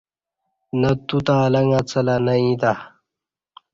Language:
Kati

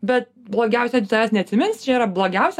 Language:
Lithuanian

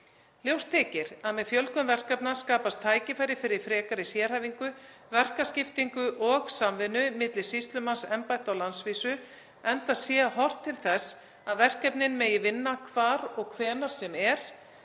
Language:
Icelandic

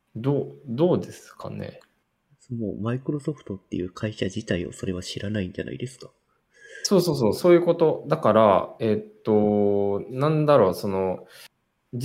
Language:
Japanese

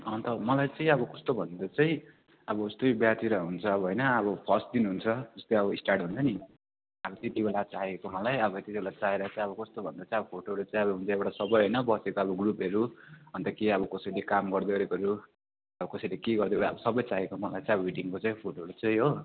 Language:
Nepali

